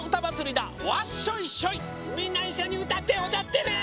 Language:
Japanese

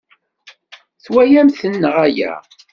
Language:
Kabyle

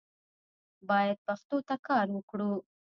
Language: Pashto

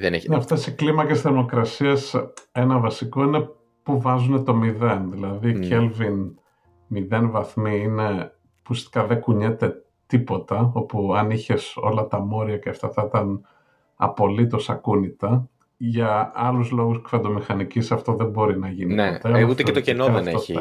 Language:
Greek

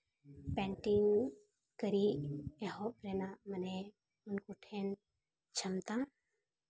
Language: Santali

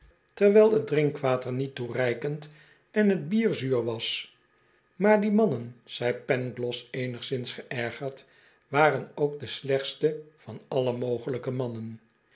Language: Dutch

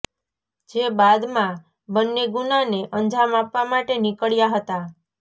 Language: Gujarati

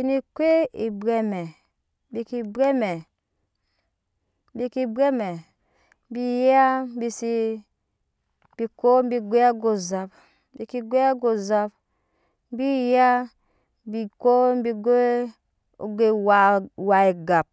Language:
Nyankpa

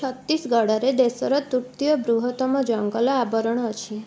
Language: Odia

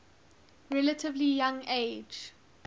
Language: English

